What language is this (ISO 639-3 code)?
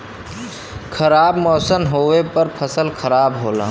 bho